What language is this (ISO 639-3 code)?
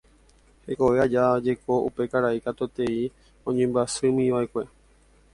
grn